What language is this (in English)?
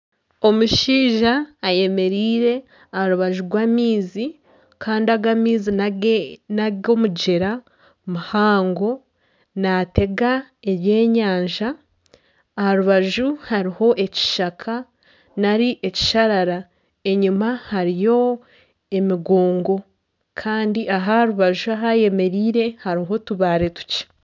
Nyankole